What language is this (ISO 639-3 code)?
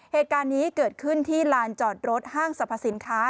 tha